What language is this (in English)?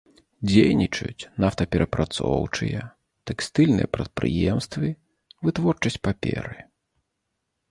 Belarusian